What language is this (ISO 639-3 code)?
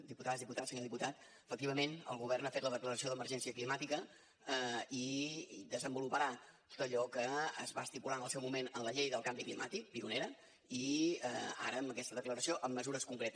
cat